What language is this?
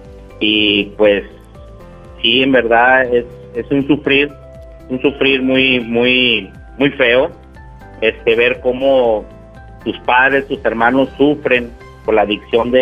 Spanish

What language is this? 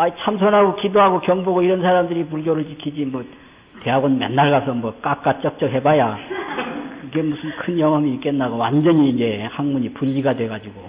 Korean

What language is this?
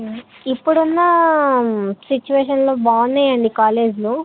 Telugu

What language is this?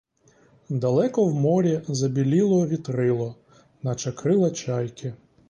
Ukrainian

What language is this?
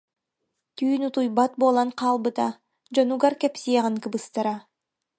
Yakut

